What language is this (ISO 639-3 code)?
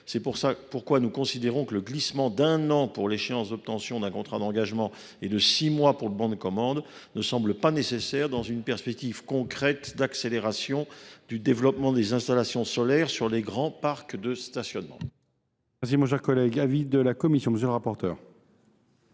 fra